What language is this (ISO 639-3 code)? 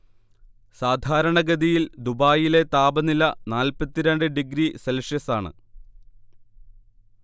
mal